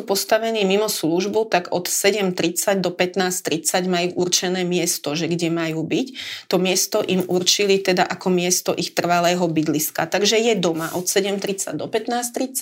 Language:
Slovak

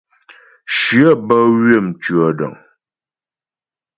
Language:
Ghomala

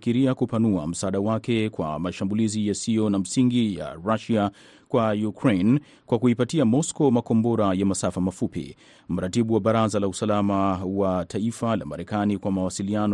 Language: Swahili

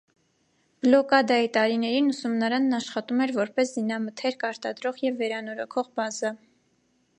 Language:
Armenian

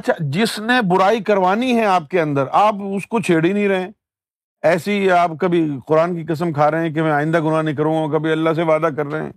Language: Urdu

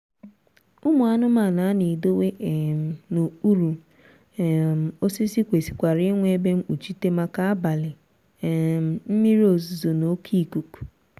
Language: Igbo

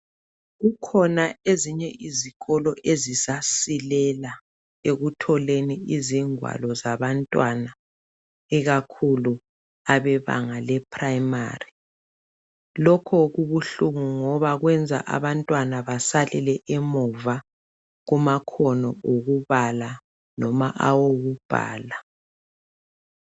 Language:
North Ndebele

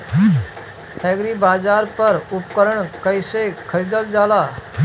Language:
Bhojpuri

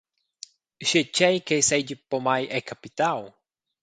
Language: Romansh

